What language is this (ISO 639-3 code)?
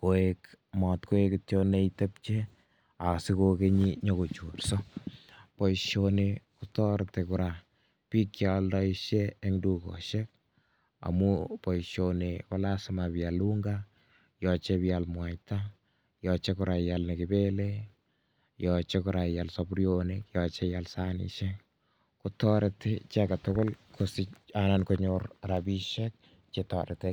kln